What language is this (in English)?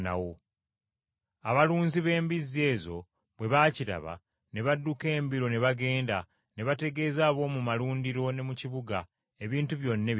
Ganda